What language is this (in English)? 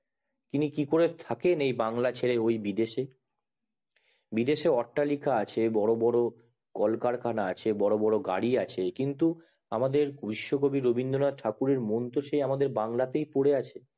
Bangla